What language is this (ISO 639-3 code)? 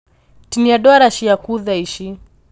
kik